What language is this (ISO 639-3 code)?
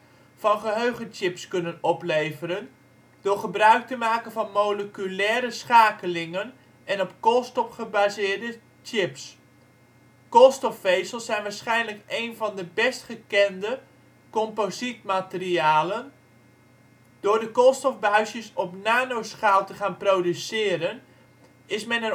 nld